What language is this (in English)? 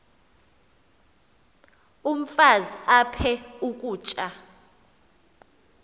Xhosa